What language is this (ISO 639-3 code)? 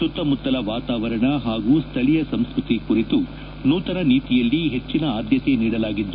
kan